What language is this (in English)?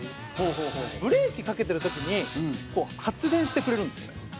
Japanese